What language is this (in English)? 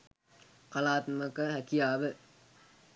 Sinhala